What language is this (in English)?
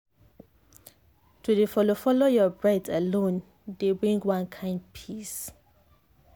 Nigerian Pidgin